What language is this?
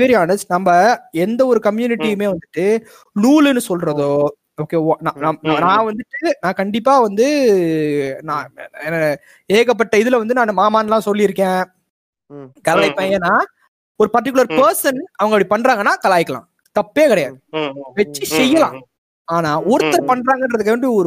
Tamil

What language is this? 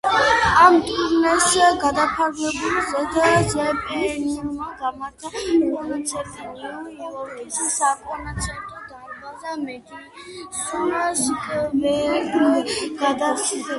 Georgian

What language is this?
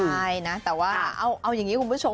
Thai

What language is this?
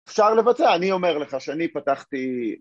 Hebrew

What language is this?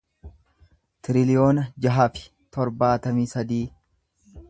Oromo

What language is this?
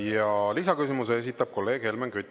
Estonian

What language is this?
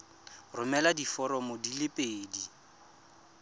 Tswana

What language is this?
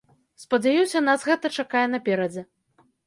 Belarusian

